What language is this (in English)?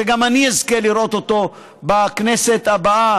Hebrew